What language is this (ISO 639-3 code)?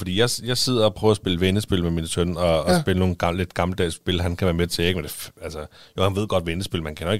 dan